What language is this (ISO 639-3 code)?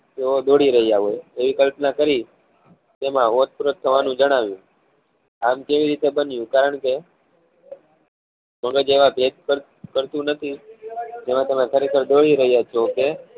guj